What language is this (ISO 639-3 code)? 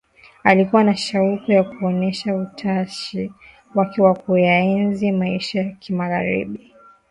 swa